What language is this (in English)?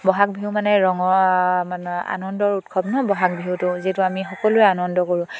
Assamese